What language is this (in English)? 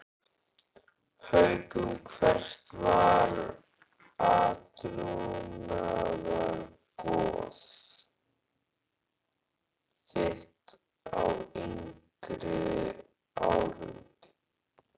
Icelandic